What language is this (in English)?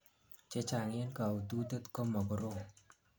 Kalenjin